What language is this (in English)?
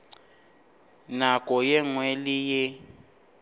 Northern Sotho